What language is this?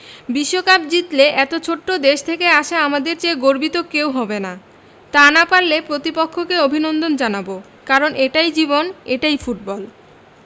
Bangla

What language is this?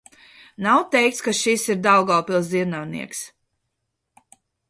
Latvian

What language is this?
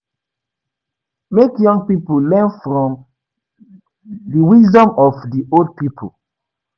Nigerian Pidgin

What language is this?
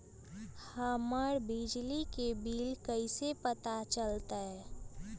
Magahi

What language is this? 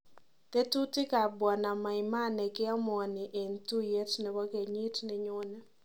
Kalenjin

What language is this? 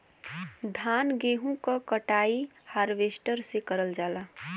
Bhojpuri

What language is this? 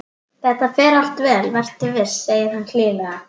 Icelandic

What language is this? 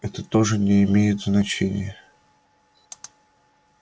Russian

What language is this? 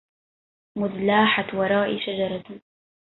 Arabic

